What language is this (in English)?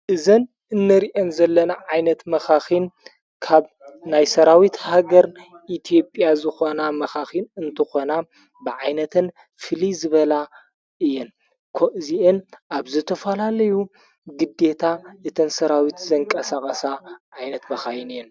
Tigrinya